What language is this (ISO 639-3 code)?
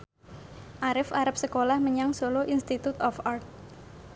jav